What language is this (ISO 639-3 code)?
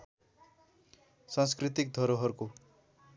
nep